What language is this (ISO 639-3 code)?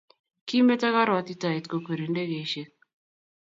kln